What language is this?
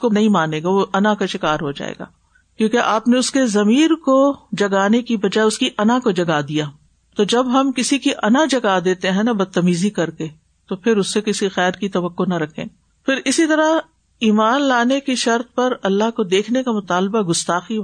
Urdu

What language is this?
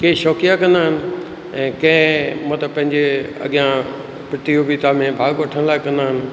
Sindhi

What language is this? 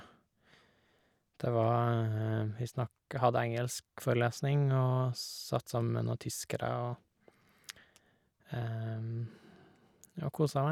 Norwegian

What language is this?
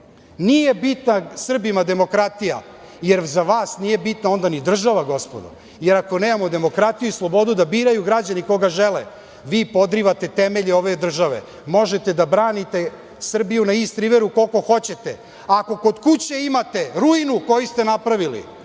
Serbian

